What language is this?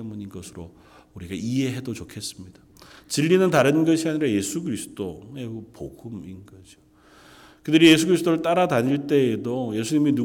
Korean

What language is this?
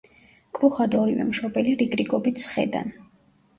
Georgian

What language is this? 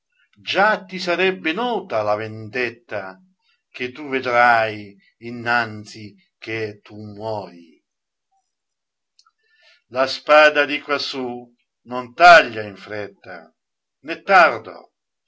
Italian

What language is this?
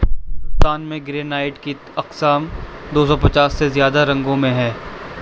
Urdu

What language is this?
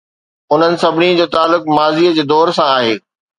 Sindhi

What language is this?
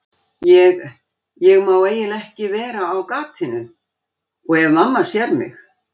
Icelandic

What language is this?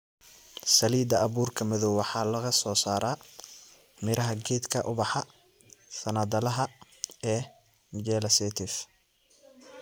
Somali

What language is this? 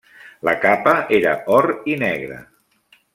Catalan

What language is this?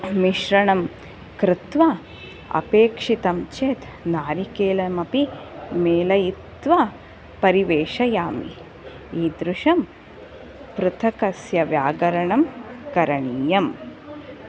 Sanskrit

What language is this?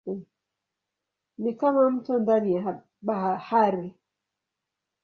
Swahili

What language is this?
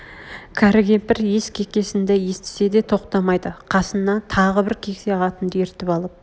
Kazakh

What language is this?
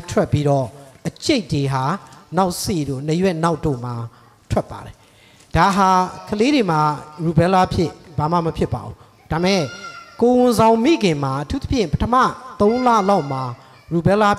Korean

